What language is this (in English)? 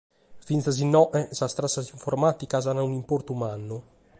Sardinian